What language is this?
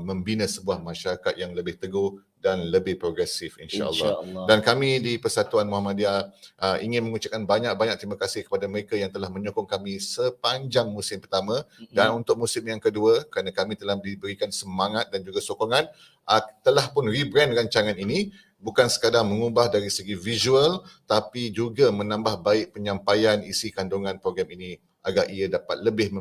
Malay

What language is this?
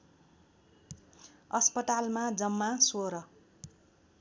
Nepali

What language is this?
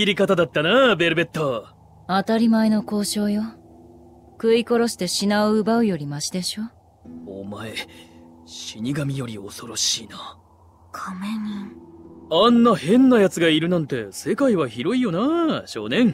Japanese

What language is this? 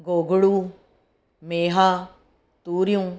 Sindhi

